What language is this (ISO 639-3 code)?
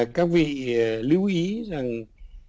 vie